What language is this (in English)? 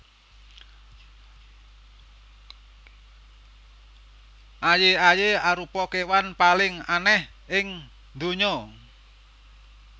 Javanese